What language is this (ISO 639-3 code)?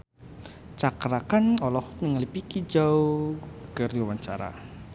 sun